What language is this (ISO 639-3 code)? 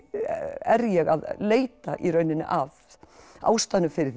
isl